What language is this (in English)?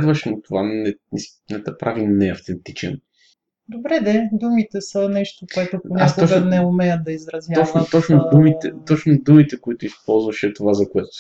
Bulgarian